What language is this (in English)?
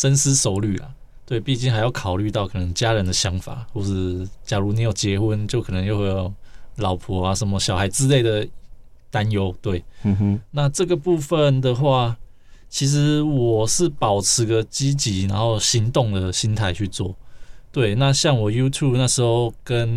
Chinese